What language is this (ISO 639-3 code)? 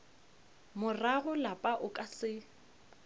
nso